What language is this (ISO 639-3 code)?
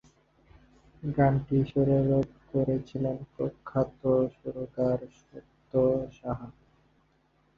ben